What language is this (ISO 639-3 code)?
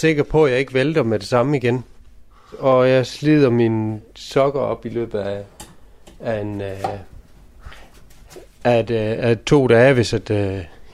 dan